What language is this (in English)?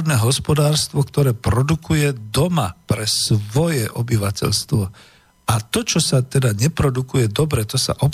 Slovak